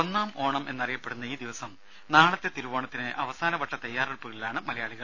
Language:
Malayalam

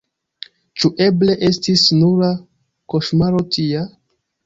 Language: Esperanto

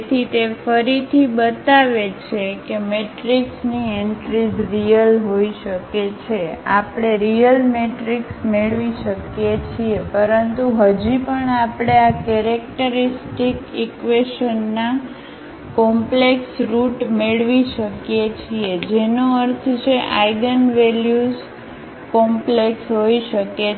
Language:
Gujarati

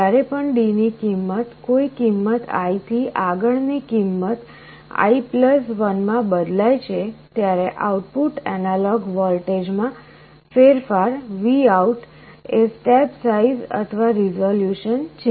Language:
Gujarati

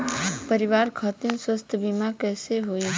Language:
Bhojpuri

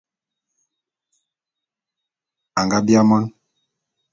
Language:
Bulu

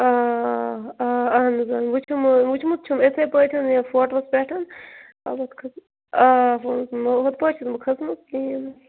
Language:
Kashmiri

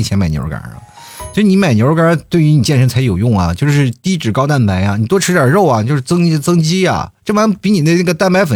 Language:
Chinese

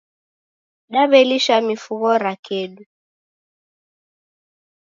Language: Taita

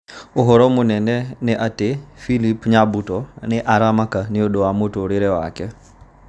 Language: Kikuyu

